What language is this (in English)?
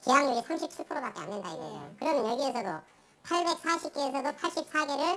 Korean